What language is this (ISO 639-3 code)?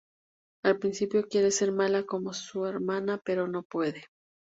spa